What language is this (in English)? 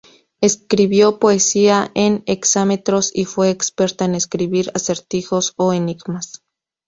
Spanish